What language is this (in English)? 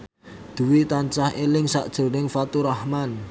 Javanese